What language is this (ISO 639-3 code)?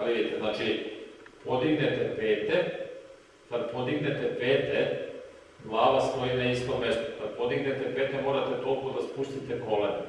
srp